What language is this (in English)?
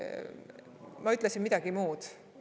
Estonian